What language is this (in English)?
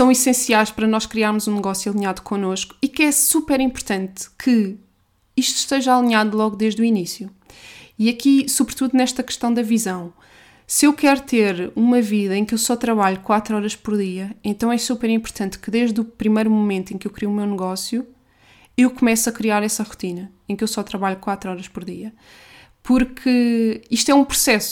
Portuguese